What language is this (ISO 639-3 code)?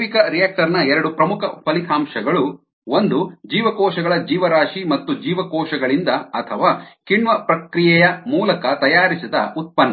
kan